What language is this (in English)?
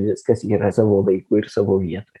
Lithuanian